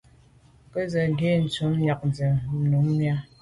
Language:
Medumba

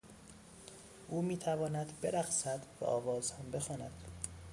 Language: Persian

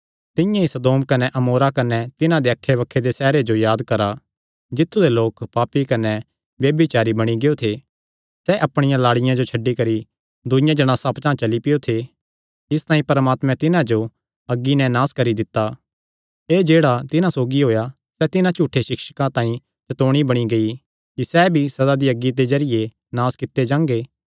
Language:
Kangri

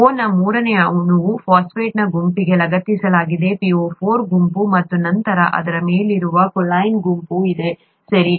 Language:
Kannada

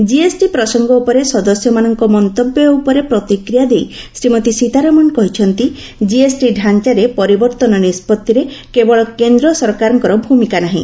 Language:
Odia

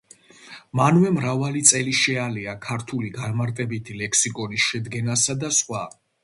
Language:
Georgian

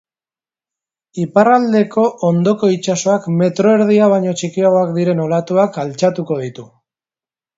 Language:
Basque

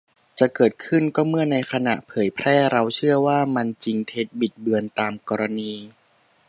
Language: Thai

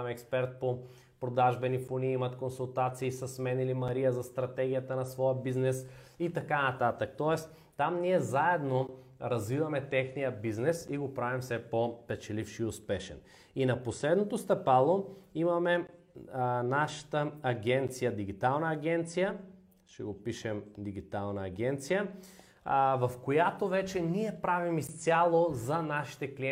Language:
Bulgarian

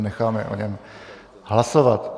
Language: Czech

